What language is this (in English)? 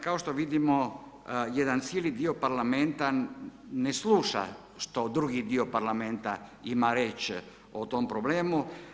Croatian